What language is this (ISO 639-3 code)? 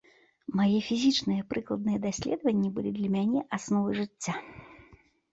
bel